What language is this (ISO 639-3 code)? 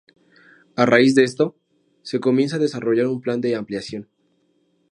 spa